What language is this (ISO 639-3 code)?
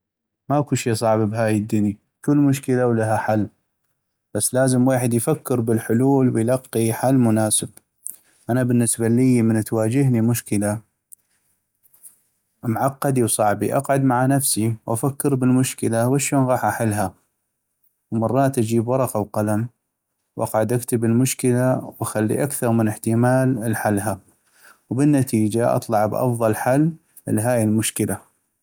ayp